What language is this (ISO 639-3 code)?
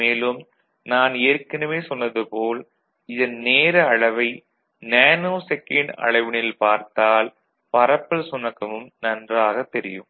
tam